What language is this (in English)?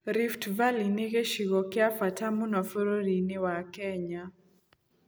Kikuyu